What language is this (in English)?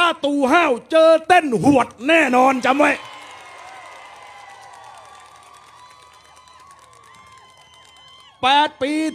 Thai